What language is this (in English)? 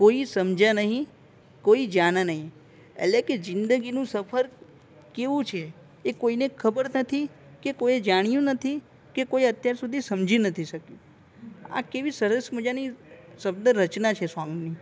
Gujarati